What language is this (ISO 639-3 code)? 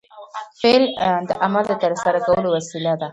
pus